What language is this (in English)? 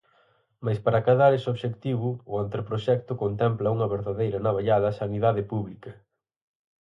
Galician